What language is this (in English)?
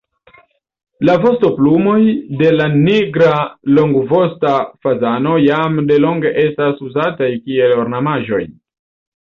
Esperanto